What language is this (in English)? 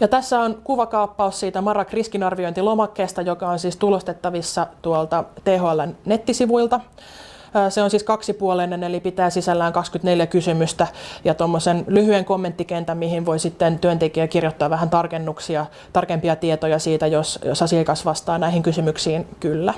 Finnish